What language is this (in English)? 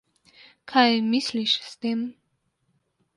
Slovenian